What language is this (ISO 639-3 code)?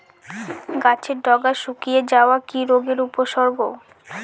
ben